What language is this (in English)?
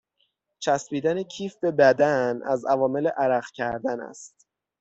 Persian